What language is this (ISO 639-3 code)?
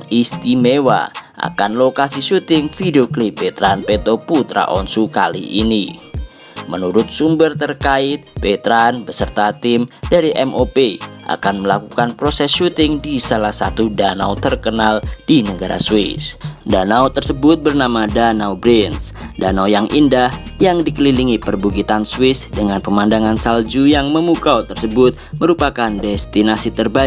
ind